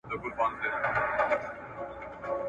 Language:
Pashto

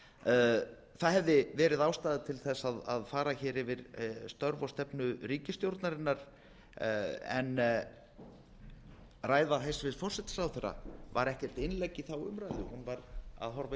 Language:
Icelandic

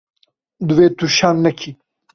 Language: Kurdish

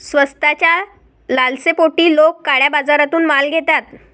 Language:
Marathi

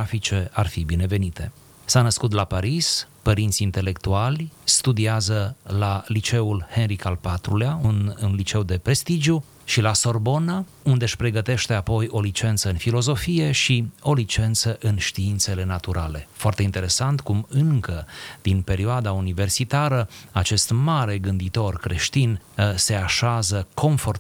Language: Romanian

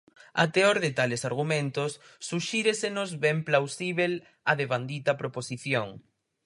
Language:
Galician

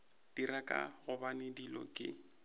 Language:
Northern Sotho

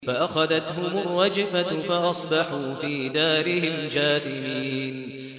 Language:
Arabic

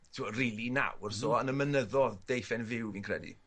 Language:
Welsh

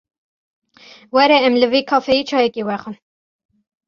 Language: Kurdish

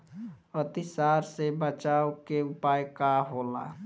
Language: Bhojpuri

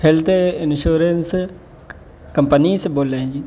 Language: Urdu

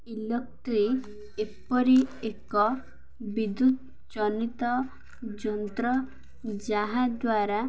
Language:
Odia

